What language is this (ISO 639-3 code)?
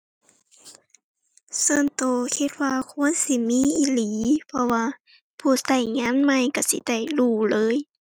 tha